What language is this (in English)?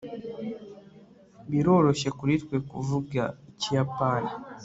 Kinyarwanda